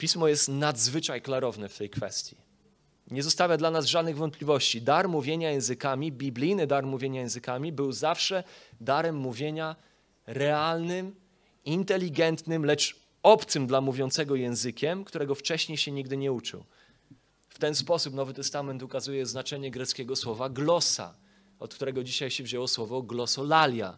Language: Polish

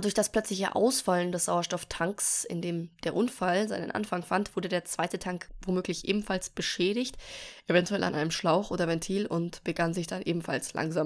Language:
German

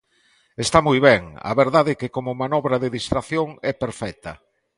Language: Galician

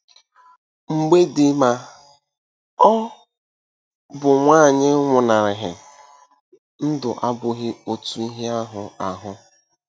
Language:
Igbo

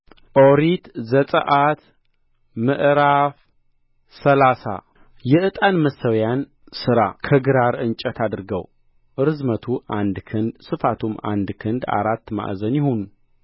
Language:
Amharic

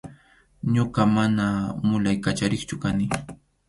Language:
Arequipa-La Unión Quechua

